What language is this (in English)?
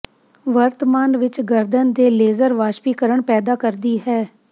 Punjabi